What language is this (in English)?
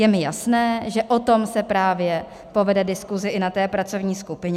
Czech